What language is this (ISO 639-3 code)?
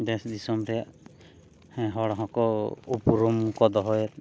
sat